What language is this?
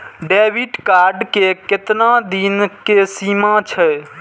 Maithili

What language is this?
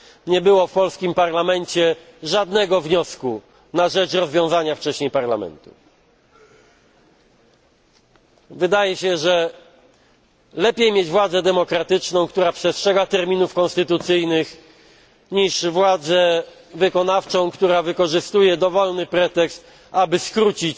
Polish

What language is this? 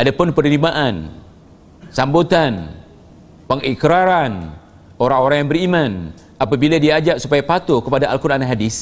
Malay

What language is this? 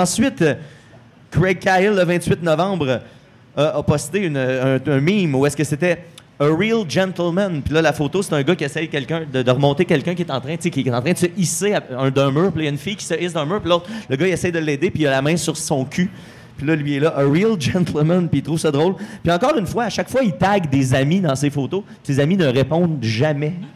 French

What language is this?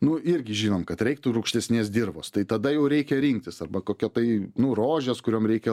Lithuanian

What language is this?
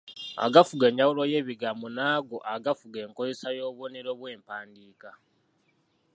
Ganda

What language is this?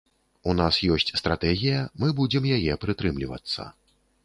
Belarusian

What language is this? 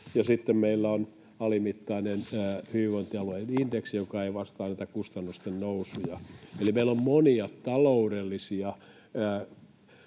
Finnish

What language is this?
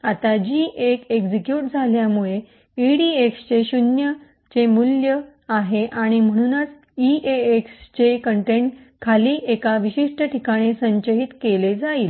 Marathi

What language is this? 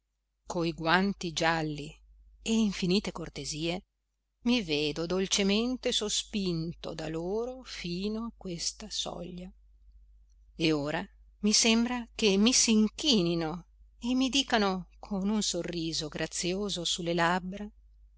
Italian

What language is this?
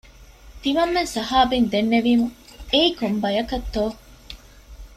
Divehi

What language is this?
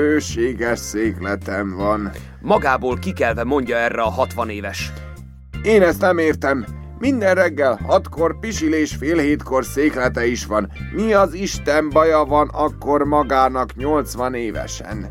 Hungarian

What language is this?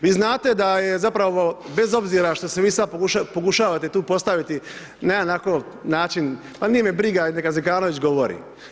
Croatian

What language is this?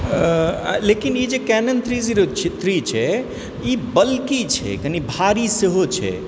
Maithili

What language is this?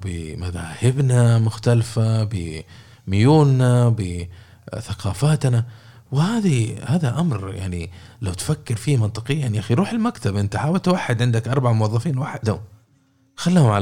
Arabic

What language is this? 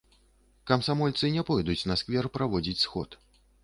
Belarusian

